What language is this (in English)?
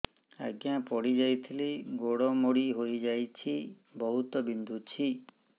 Odia